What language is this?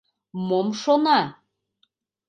Mari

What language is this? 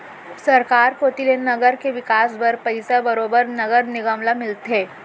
Chhattisgarhi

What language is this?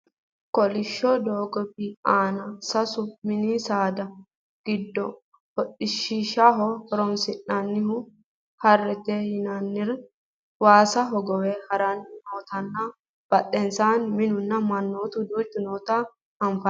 Sidamo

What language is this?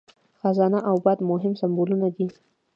Pashto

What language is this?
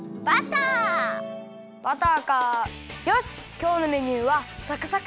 Japanese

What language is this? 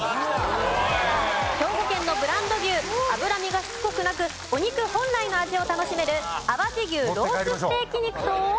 Japanese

